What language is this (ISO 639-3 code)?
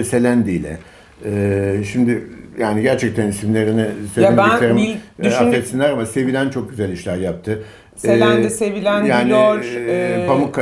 tur